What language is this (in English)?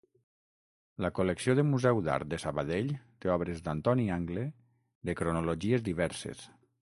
Catalan